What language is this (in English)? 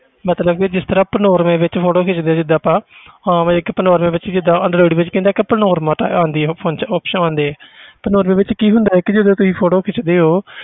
Punjabi